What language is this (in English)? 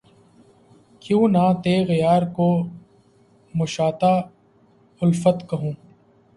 Urdu